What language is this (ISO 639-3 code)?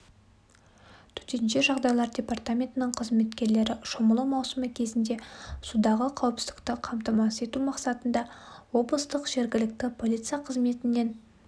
kaz